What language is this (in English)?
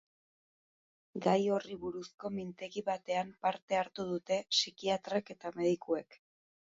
Basque